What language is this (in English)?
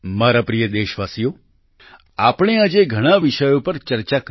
Gujarati